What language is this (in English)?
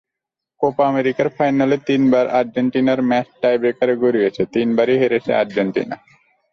Bangla